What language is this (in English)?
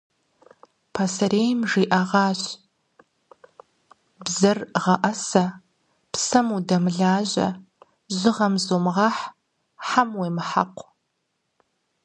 Kabardian